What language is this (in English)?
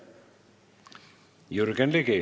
Estonian